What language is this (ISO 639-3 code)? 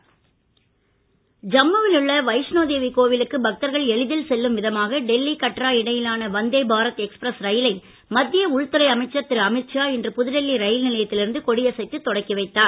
tam